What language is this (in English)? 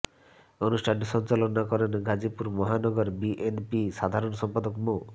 Bangla